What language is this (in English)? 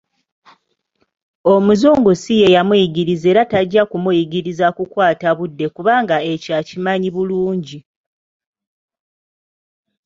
Ganda